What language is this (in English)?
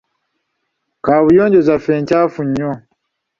Ganda